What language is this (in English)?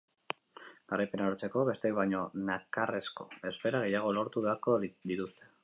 Basque